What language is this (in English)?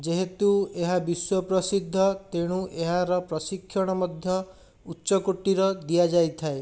Odia